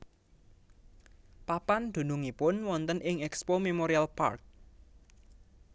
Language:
Javanese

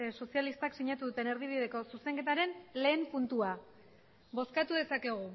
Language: Basque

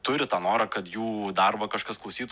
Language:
Lithuanian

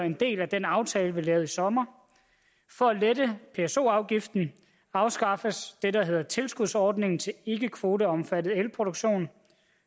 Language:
Danish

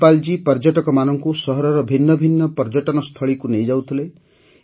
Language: Odia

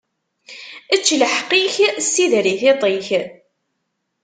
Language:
Kabyle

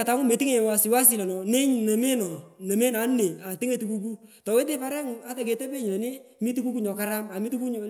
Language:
Pökoot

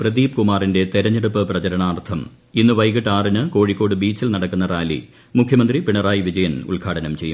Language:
Malayalam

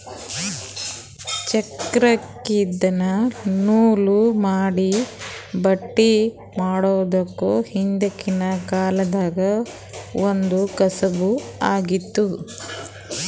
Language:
Kannada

